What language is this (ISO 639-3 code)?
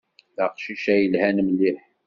kab